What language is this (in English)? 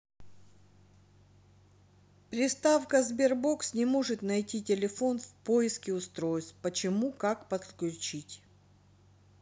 Russian